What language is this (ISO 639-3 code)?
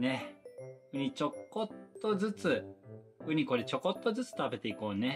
jpn